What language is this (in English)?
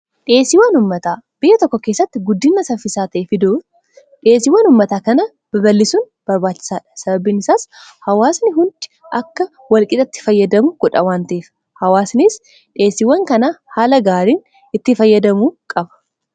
Oromo